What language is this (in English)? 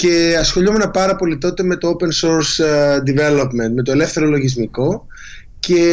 Greek